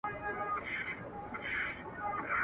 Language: Pashto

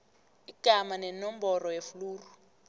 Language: South Ndebele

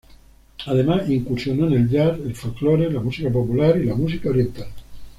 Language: Spanish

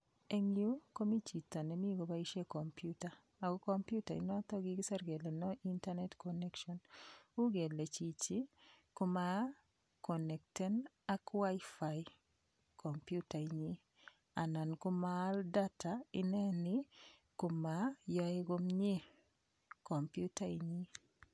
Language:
Kalenjin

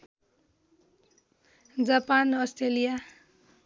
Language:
Nepali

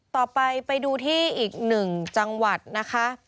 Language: Thai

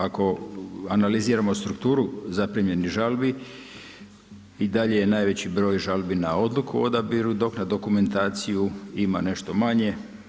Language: Croatian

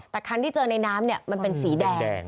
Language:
Thai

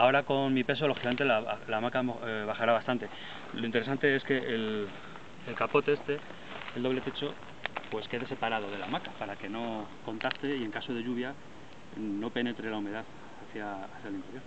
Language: Spanish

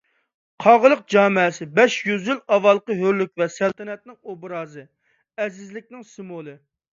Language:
Uyghur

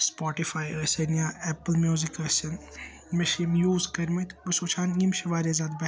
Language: Kashmiri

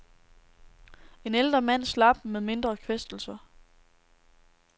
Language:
Danish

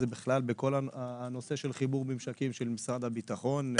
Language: Hebrew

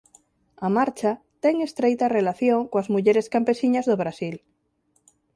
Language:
Galician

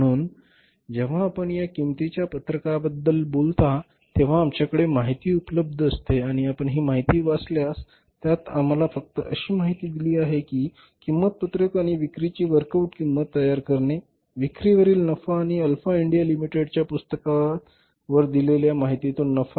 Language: Marathi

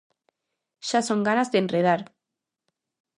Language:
Galician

